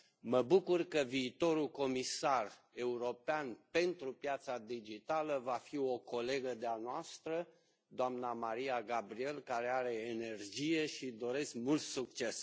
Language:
Romanian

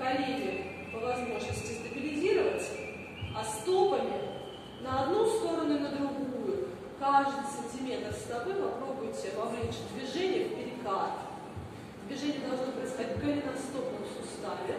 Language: Russian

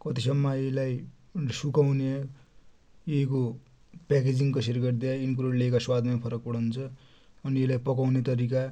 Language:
Dotyali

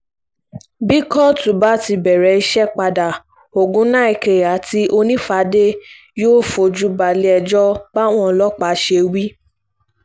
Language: Yoruba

